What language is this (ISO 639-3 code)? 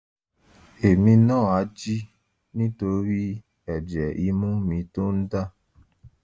yor